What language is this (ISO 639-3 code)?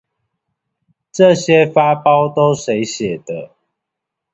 zho